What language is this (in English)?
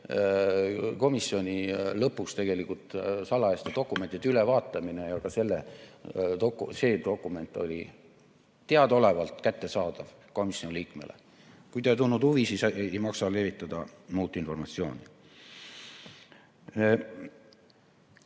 Estonian